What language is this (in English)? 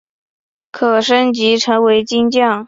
Chinese